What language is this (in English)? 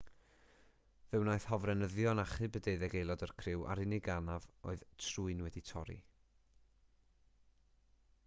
Welsh